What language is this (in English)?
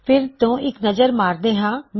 Punjabi